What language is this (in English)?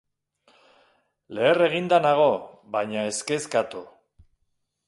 Basque